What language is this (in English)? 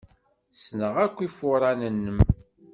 Kabyle